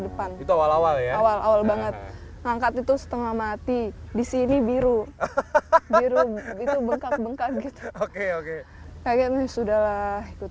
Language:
Indonesian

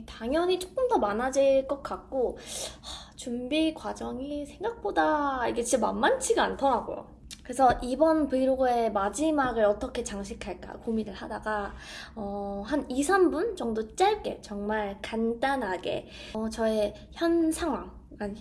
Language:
Korean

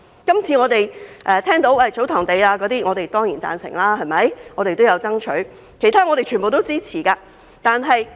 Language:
Cantonese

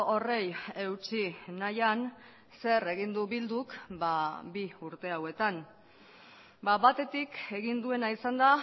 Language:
Basque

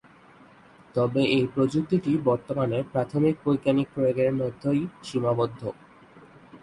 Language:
Bangla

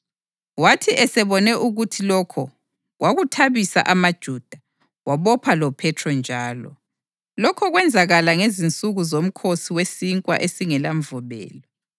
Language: North Ndebele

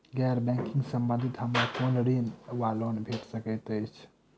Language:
Maithili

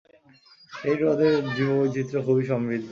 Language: Bangla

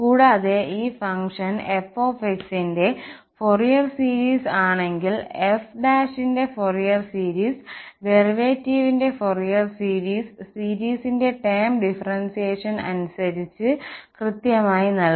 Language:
Malayalam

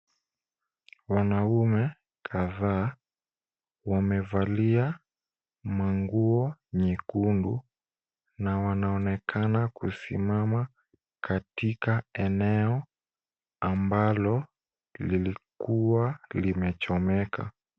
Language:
Swahili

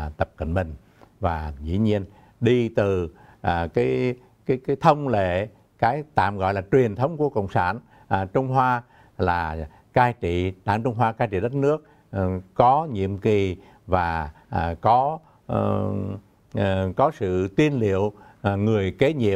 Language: Vietnamese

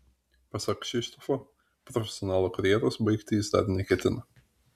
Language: Lithuanian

